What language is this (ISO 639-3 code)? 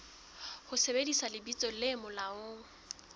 sot